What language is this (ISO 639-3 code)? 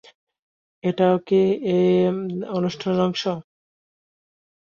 ben